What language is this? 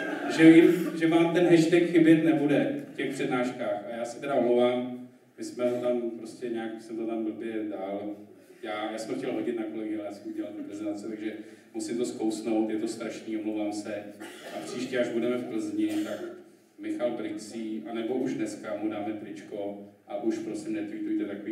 Czech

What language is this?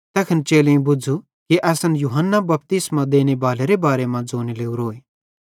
Bhadrawahi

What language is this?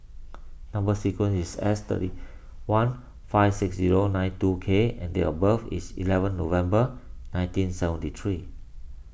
English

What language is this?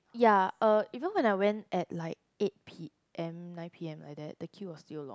English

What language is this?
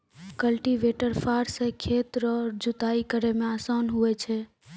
Maithili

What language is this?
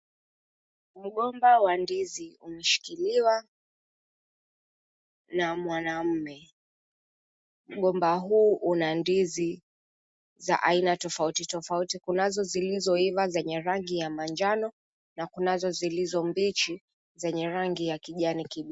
Swahili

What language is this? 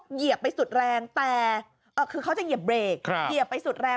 Thai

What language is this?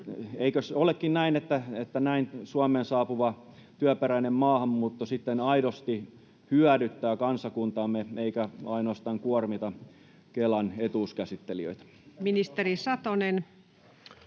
Finnish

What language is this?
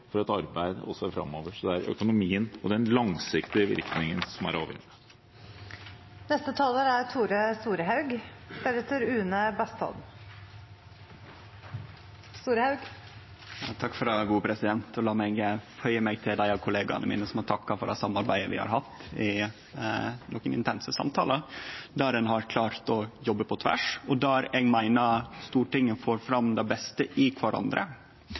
Norwegian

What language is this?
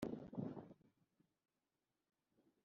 Kinyarwanda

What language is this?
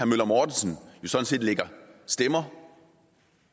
Danish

